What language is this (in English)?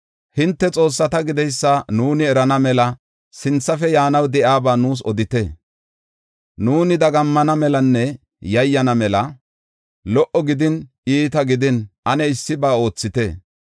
Gofa